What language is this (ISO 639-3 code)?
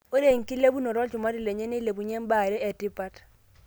mas